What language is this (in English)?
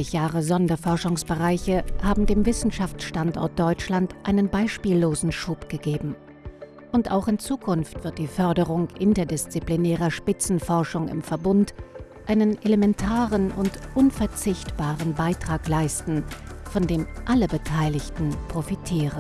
German